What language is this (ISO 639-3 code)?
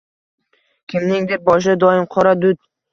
uzb